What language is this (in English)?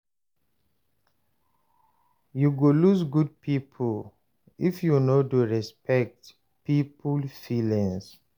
Nigerian Pidgin